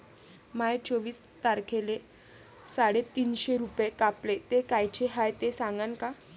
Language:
Marathi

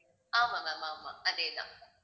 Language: Tamil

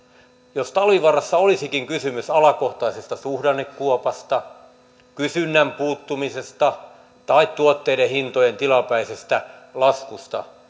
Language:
Finnish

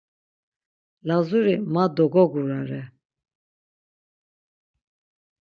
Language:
Laz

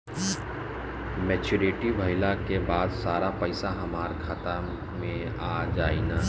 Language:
Bhojpuri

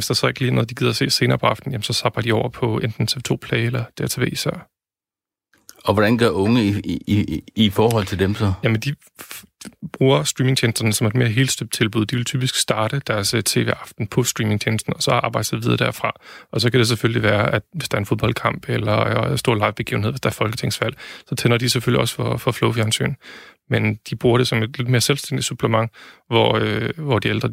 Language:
Danish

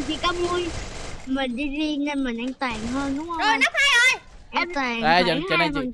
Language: Vietnamese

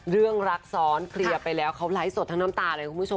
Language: Thai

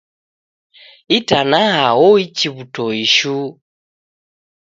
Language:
Taita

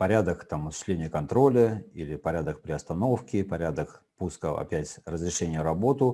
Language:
Russian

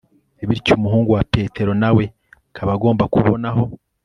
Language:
Kinyarwanda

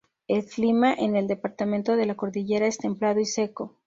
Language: Spanish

